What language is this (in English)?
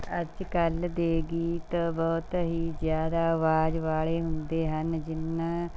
Punjabi